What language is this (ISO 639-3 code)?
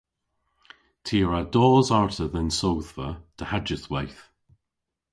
cor